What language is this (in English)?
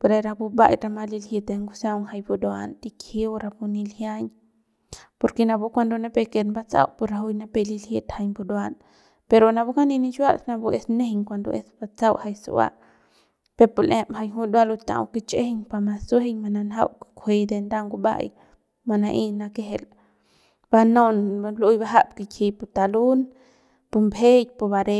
Central Pame